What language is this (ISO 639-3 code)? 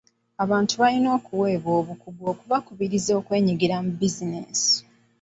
lug